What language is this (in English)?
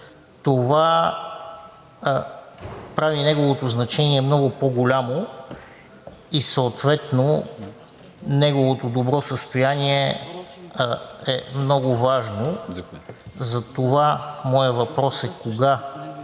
Bulgarian